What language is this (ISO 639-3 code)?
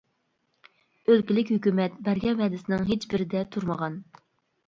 uig